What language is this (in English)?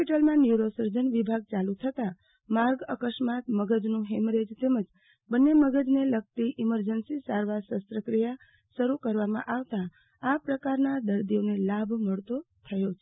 Gujarati